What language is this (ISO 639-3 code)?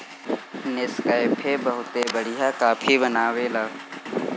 bho